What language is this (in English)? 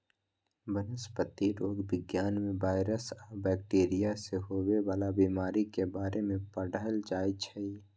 Magahi